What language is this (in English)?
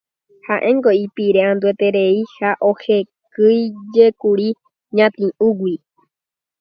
Guarani